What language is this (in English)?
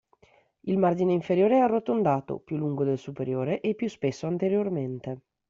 Italian